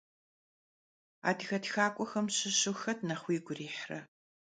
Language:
Kabardian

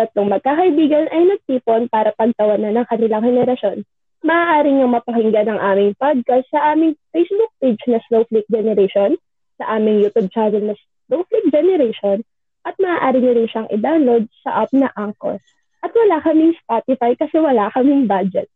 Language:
Filipino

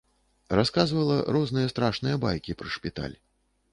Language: Belarusian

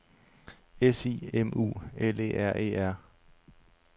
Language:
Danish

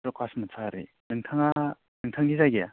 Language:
Bodo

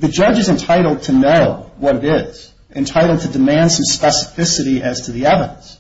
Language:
English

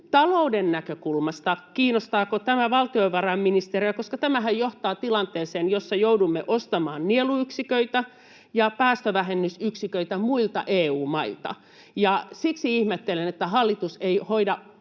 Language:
Finnish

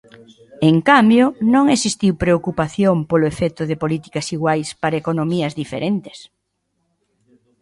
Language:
Galician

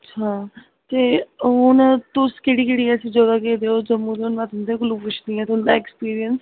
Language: Dogri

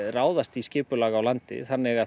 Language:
Icelandic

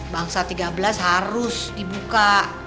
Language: Indonesian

